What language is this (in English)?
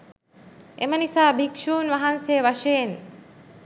Sinhala